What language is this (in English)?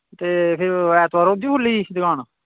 Dogri